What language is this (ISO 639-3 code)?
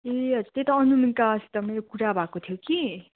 nep